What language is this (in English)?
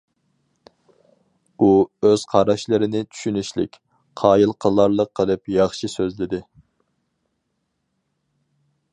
Uyghur